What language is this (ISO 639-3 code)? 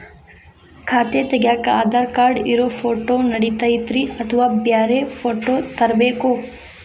kan